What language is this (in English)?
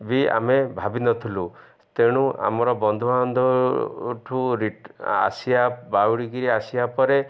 Odia